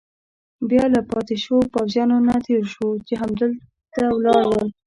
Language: Pashto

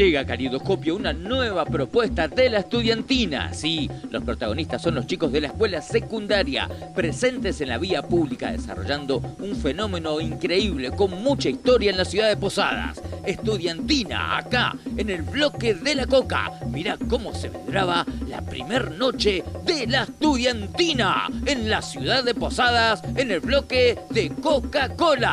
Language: Spanish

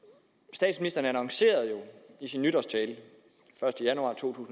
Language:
Danish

